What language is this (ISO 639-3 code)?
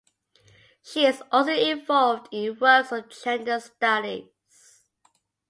eng